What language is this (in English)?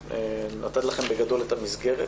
Hebrew